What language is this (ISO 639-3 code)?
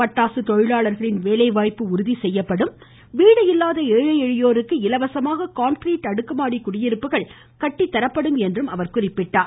tam